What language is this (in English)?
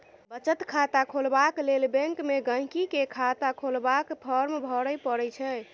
Maithili